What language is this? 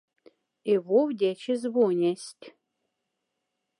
Moksha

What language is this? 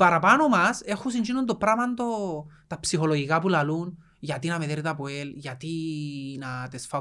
Greek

